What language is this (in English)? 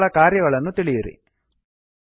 Kannada